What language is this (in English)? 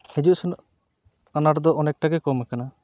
Santali